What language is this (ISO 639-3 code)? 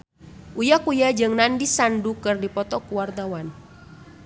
sun